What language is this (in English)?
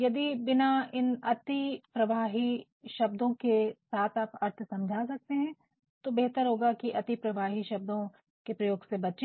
Hindi